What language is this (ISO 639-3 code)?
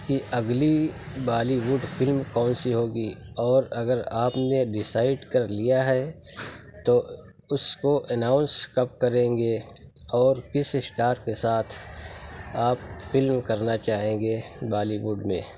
urd